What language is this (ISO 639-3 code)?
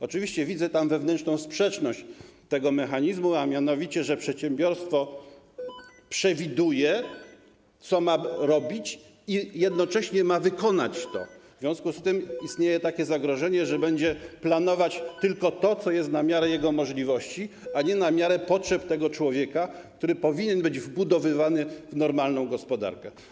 pol